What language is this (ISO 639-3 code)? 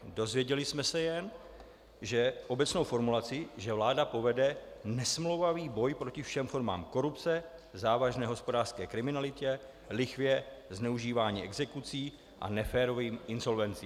ces